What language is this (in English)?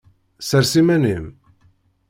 Kabyle